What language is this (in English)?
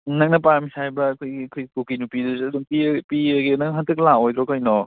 Manipuri